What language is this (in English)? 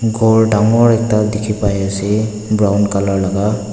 Naga Pidgin